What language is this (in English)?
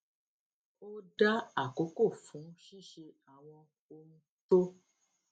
Yoruba